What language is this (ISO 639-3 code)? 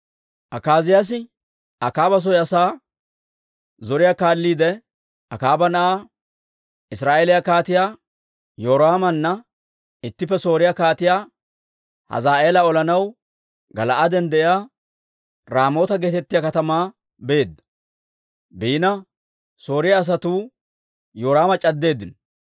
dwr